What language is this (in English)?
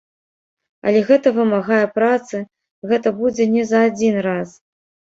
Belarusian